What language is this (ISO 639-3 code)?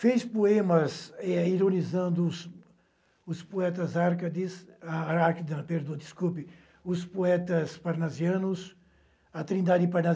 por